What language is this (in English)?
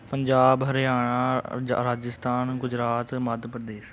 Punjabi